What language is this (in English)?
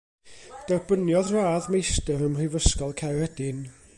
Welsh